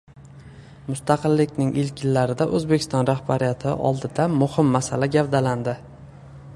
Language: Uzbek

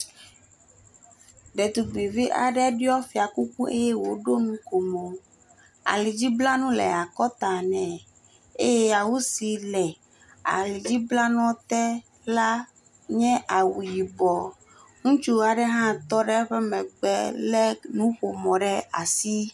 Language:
Ewe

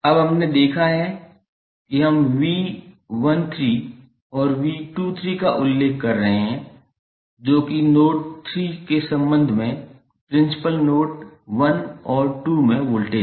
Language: Hindi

